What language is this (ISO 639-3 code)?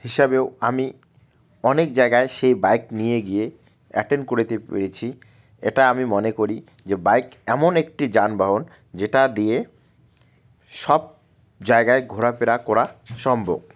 ben